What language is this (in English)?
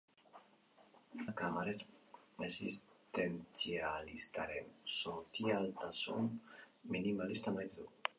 Basque